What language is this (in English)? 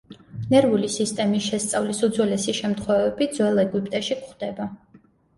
Georgian